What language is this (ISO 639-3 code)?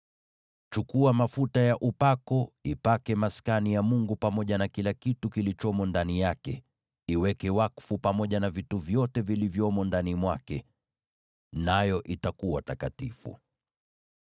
swa